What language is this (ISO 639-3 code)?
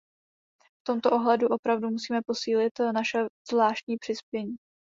ces